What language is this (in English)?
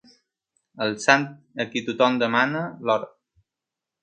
Catalan